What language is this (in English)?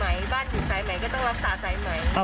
Thai